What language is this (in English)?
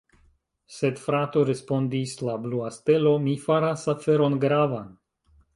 Esperanto